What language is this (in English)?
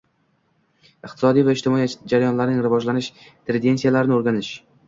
Uzbek